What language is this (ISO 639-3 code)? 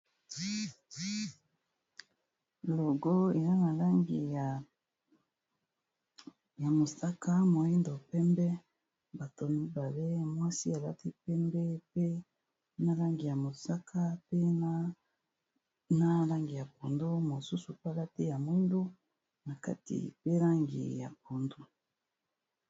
lin